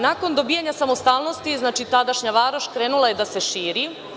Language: Serbian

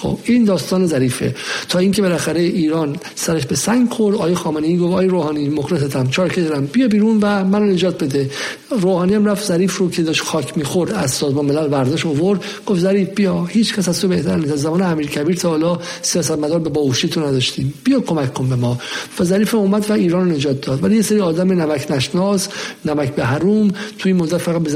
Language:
Persian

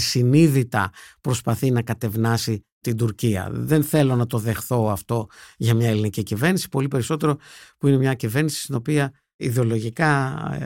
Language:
Greek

